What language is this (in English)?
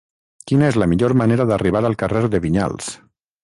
Catalan